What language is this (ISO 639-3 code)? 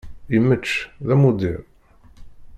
kab